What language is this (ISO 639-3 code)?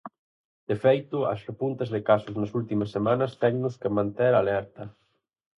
glg